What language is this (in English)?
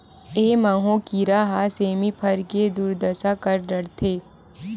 Chhattisgarhi